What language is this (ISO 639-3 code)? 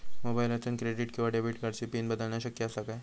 mar